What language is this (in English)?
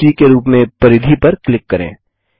Hindi